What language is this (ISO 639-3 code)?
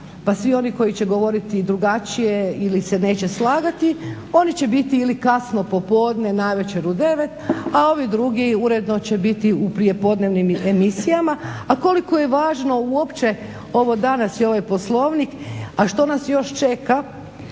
hrv